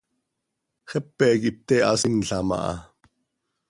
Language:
Seri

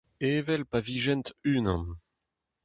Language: Breton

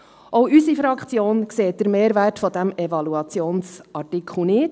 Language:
Swiss German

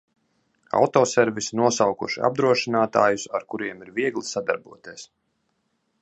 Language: Latvian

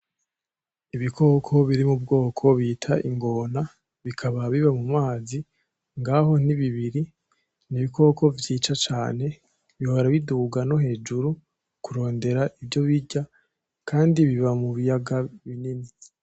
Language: Rundi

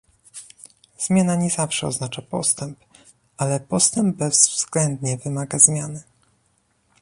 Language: Polish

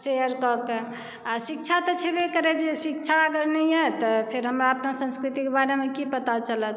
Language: Maithili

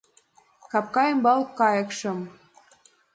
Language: Mari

